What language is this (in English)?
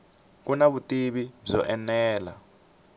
Tsonga